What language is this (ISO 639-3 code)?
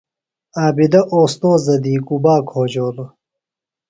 phl